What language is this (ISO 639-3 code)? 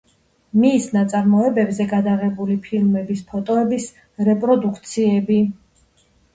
kat